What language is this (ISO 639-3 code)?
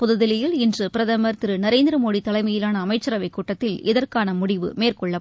tam